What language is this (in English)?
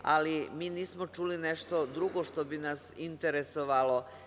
Serbian